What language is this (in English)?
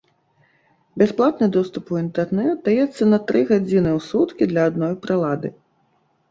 Belarusian